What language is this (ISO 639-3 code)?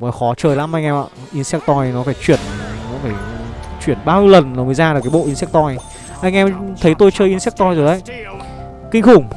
vie